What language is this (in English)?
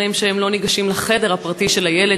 Hebrew